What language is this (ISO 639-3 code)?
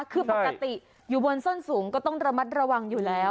tha